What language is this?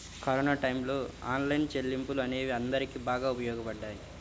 Telugu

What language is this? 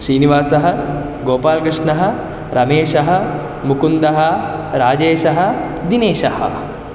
Sanskrit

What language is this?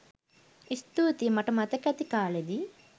Sinhala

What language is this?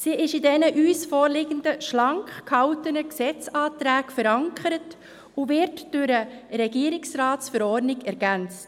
Swiss German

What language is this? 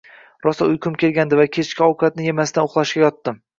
Uzbek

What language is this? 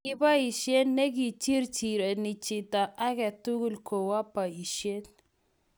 Kalenjin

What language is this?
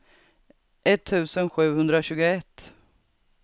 Swedish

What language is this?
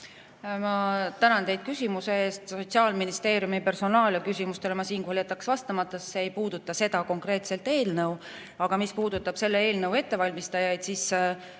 Estonian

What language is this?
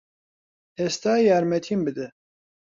Central Kurdish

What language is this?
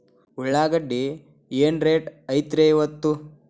Kannada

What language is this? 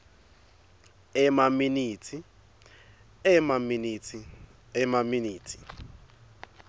Swati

